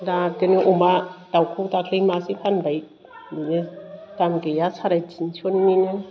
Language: Bodo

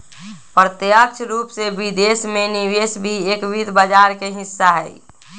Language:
Magahi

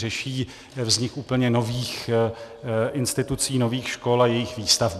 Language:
Czech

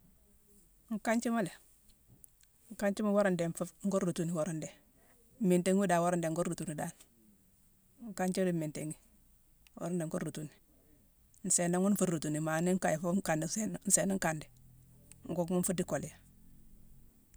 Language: Mansoanka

